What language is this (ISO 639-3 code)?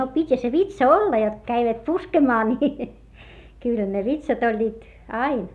fin